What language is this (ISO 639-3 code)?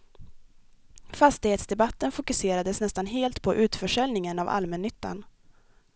swe